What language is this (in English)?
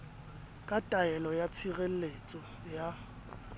Southern Sotho